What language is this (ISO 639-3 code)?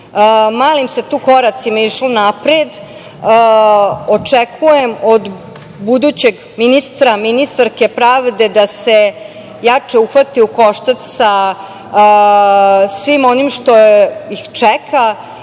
srp